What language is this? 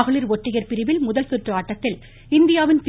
Tamil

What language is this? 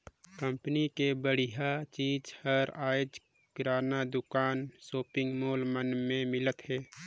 Chhattisgarhi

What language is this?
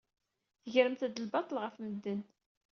Kabyle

